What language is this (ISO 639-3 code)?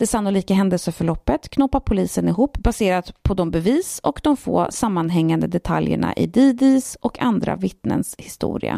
swe